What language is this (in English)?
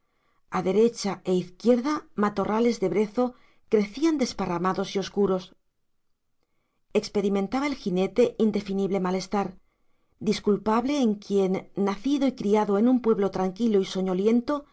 Spanish